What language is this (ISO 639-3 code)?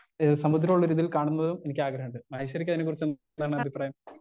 mal